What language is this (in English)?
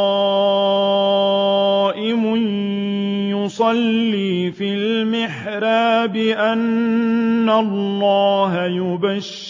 Arabic